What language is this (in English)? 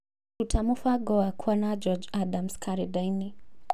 Kikuyu